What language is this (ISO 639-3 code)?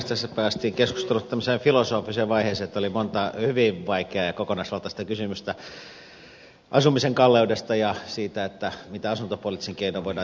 fin